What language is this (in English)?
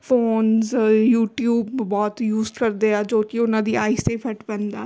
Punjabi